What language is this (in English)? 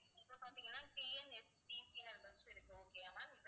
Tamil